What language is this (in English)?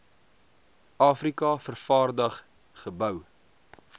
Afrikaans